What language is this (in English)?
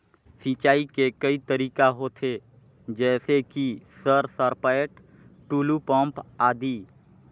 Chhattisgarhi